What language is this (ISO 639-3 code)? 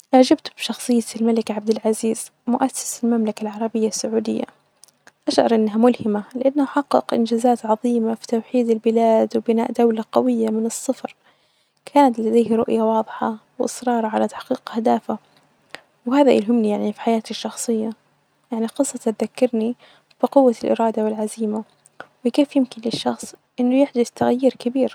ars